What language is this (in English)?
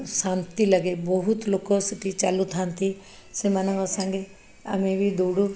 Odia